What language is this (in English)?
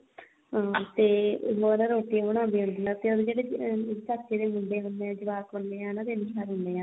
Punjabi